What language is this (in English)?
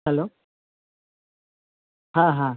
Bangla